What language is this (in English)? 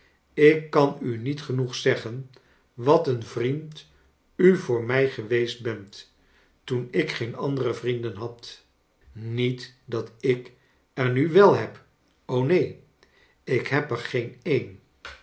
Dutch